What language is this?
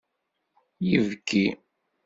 Kabyle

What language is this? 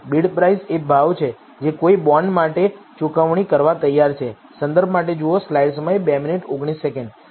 Gujarati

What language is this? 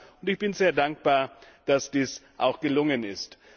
German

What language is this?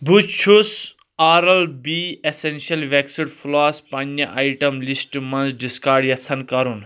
Kashmiri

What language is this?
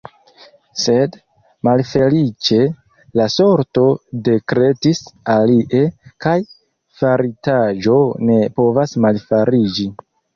Esperanto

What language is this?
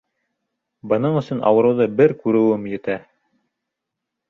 Bashkir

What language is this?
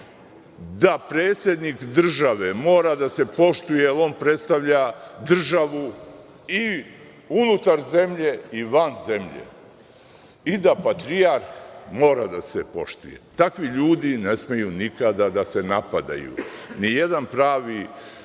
Serbian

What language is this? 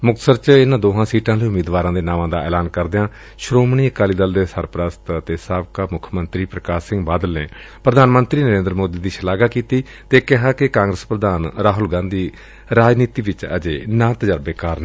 Punjabi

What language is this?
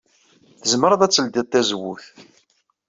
Kabyle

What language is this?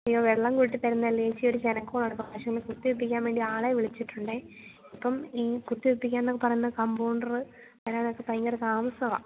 Malayalam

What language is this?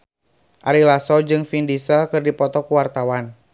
Sundanese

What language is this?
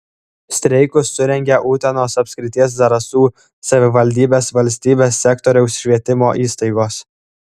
Lithuanian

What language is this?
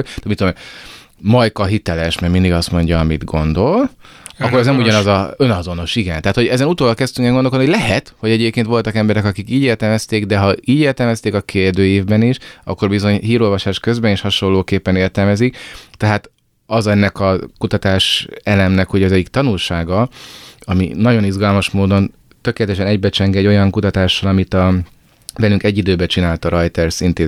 Hungarian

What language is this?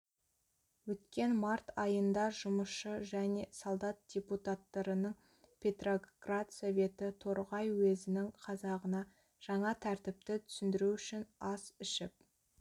Kazakh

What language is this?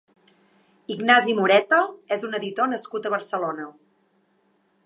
Catalan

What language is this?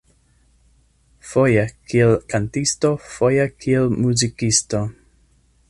Esperanto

